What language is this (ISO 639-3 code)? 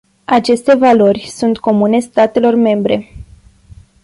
ron